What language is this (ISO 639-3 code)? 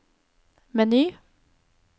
nor